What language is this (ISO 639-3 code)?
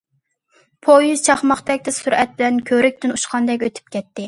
uig